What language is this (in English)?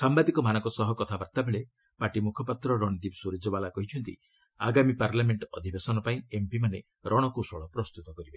Odia